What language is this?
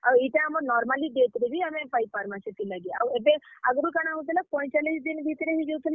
Odia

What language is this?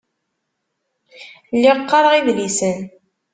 Kabyle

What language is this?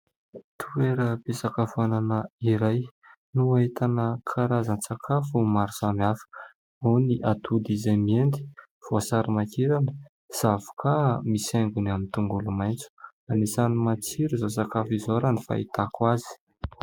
Malagasy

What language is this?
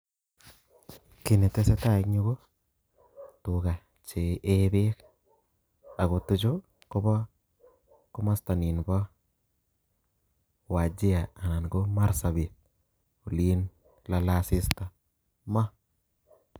Kalenjin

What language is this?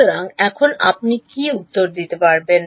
Bangla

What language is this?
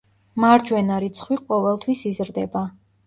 Georgian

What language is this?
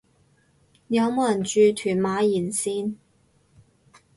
Cantonese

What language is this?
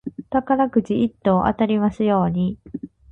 Japanese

